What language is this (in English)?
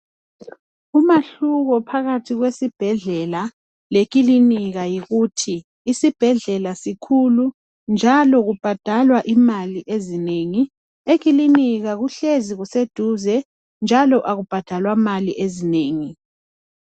North Ndebele